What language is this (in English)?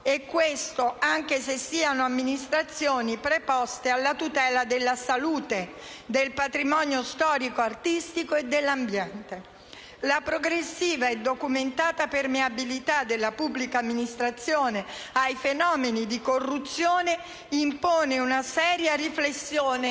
Italian